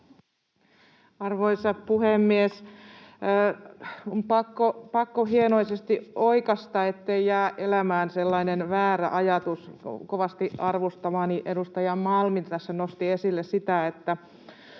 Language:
Finnish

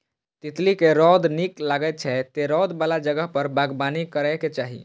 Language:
Maithili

